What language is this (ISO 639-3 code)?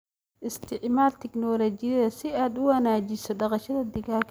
som